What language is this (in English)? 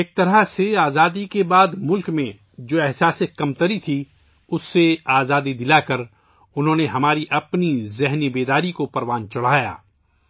Urdu